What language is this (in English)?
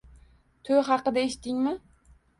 Uzbek